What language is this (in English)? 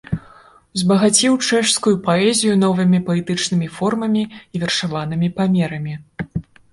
Belarusian